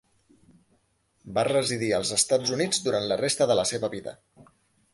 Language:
Catalan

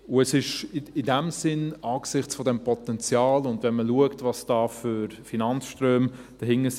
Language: Swiss German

